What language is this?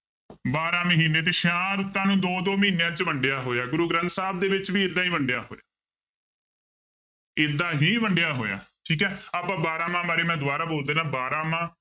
Punjabi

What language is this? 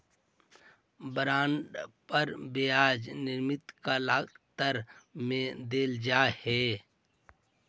Magahi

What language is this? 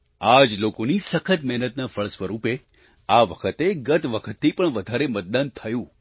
Gujarati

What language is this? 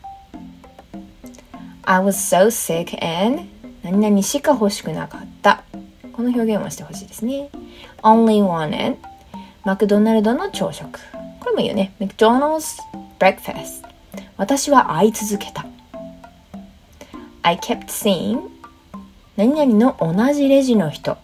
Japanese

